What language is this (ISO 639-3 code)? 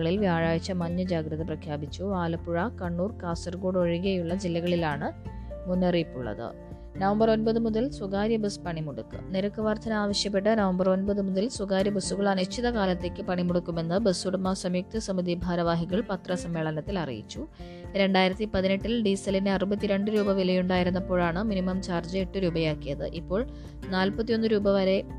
mal